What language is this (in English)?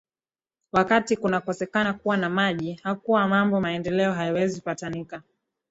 Swahili